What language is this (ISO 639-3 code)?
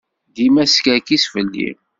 kab